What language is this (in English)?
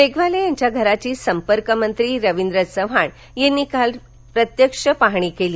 Marathi